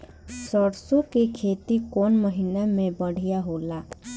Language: Bhojpuri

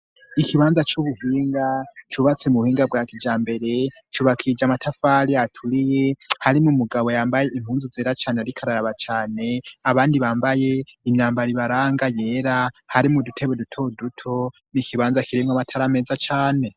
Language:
Rundi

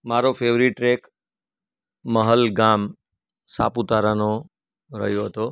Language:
Gujarati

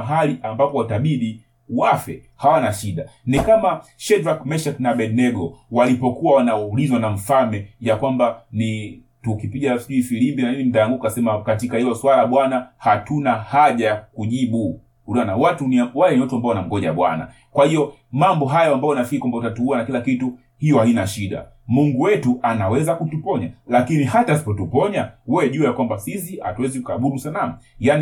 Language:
Swahili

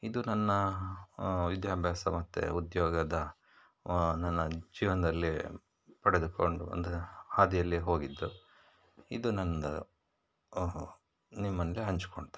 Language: Kannada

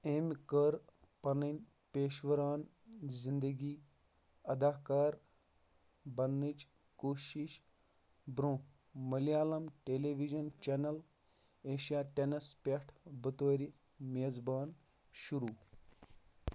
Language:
Kashmiri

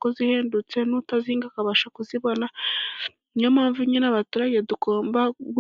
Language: Kinyarwanda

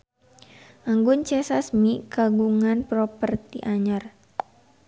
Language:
Sundanese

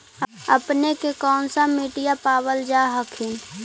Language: Magahi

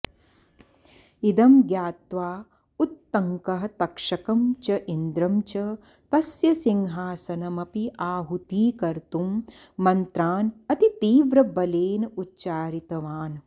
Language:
Sanskrit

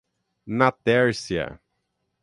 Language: Portuguese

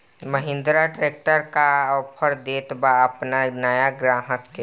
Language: Bhojpuri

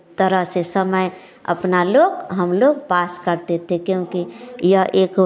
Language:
Hindi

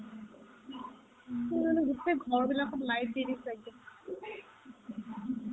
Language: Assamese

